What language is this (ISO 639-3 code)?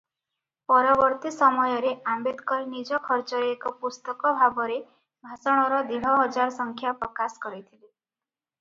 ori